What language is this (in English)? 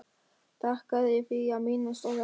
Icelandic